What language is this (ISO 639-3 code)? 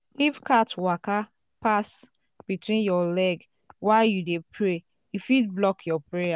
pcm